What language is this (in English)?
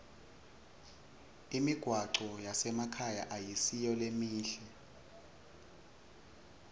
Swati